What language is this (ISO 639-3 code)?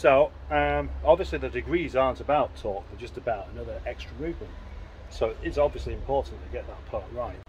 eng